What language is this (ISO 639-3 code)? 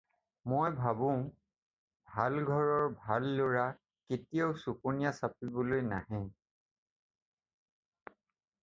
asm